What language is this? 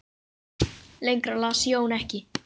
Icelandic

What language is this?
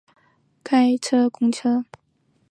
Chinese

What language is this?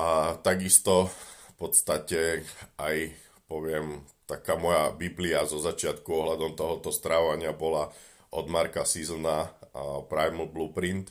Slovak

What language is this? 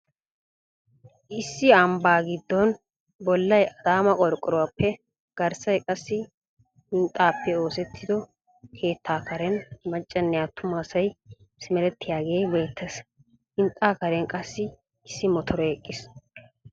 Wolaytta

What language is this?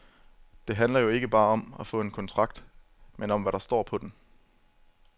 Danish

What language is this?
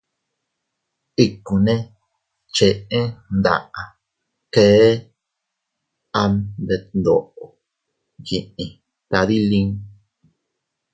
Teutila Cuicatec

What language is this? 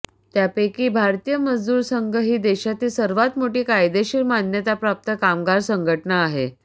Marathi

